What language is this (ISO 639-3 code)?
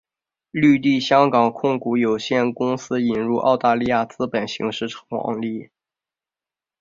zho